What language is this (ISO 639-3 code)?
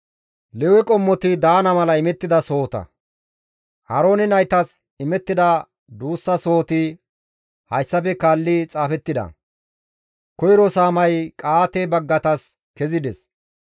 gmv